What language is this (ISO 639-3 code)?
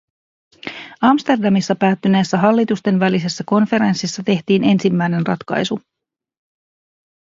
fin